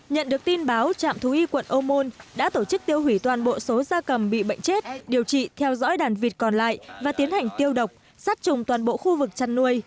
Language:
Vietnamese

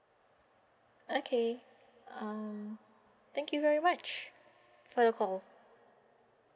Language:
English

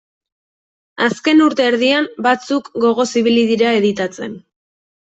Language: Basque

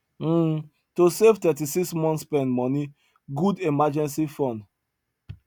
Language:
Nigerian Pidgin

